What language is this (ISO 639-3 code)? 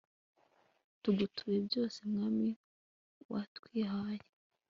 kin